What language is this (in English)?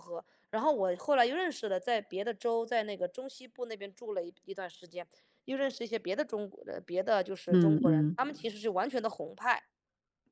Chinese